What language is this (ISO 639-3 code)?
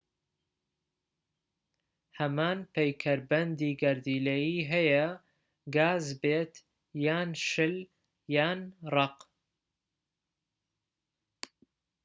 ckb